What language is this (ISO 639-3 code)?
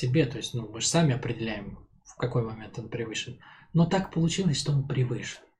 rus